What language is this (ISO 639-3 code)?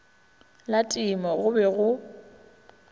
nso